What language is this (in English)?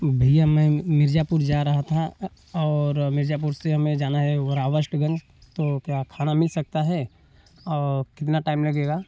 Hindi